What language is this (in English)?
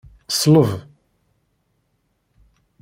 Kabyle